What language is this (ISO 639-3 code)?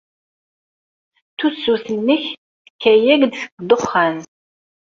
kab